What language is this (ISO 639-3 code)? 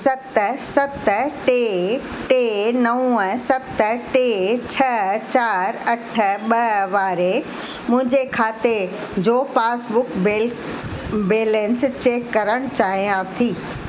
snd